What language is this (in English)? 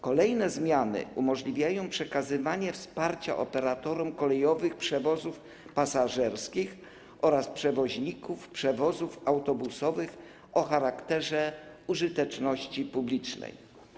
Polish